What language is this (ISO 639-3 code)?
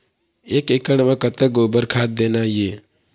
hne